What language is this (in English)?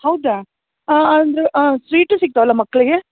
Kannada